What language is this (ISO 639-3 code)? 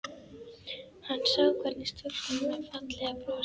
isl